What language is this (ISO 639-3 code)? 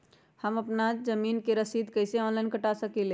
mag